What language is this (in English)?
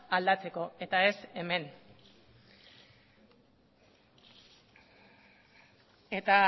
Basque